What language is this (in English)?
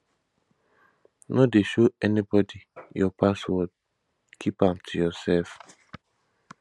Nigerian Pidgin